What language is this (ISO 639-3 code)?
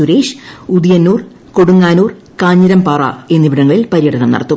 mal